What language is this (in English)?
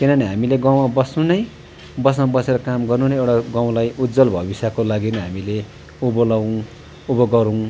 Nepali